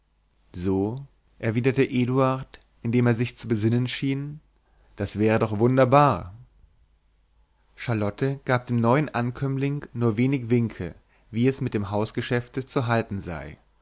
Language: German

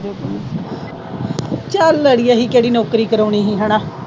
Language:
Punjabi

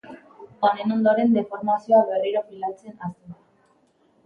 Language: Basque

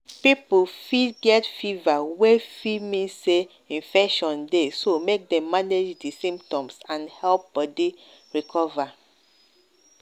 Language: Nigerian Pidgin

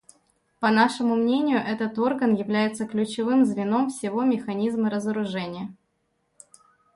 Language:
Russian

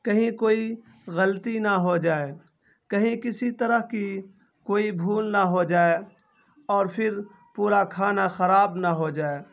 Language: Urdu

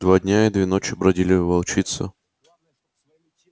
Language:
Russian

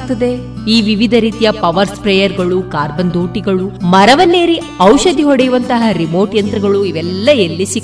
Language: Kannada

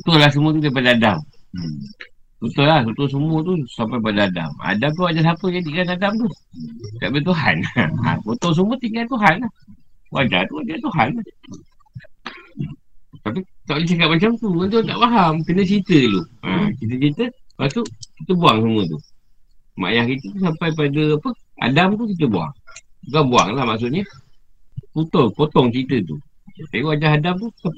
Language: Malay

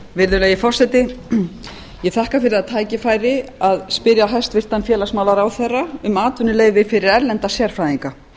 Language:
Icelandic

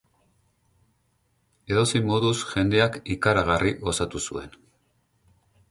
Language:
Basque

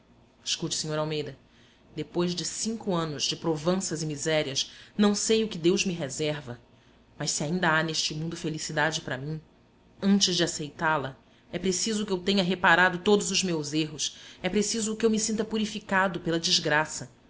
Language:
Portuguese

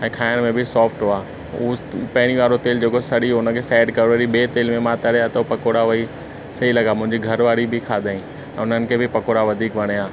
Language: Sindhi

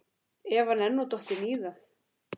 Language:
Icelandic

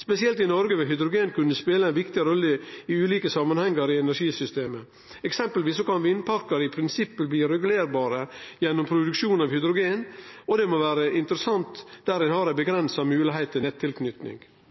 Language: Norwegian Nynorsk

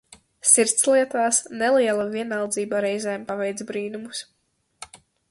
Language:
Latvian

